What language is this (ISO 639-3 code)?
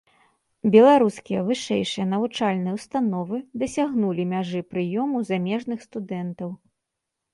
bel